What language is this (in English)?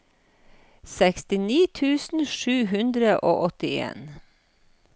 Norwegian